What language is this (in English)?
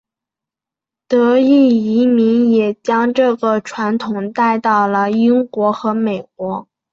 Chinese